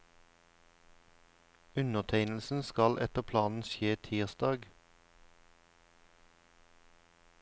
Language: Norwegian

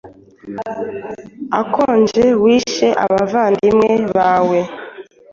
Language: Kinyarwanda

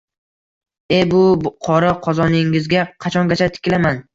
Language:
Uzbek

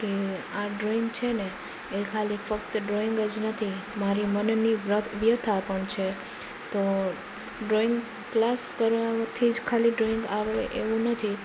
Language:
Gujarati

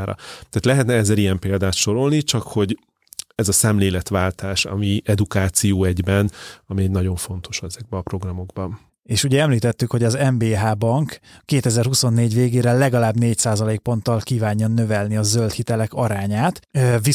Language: Hungarian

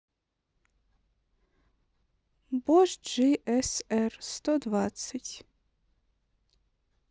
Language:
Russian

